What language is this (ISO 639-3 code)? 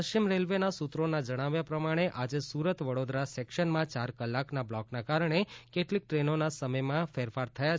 guj